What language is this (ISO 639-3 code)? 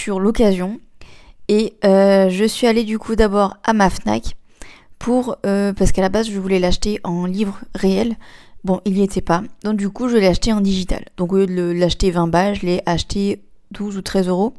fra